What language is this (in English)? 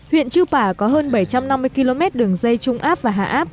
Vietnamese